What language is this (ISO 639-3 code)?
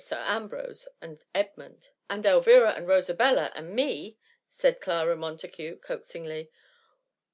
eng